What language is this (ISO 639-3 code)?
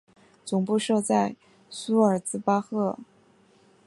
zho